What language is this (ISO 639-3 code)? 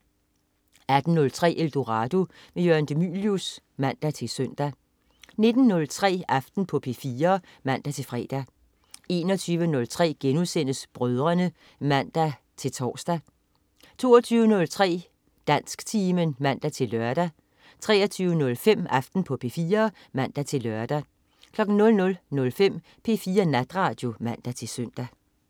dan